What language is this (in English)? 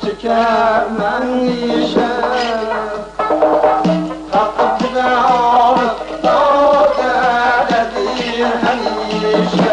Uzbek